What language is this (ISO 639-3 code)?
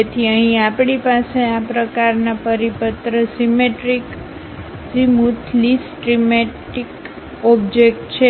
guj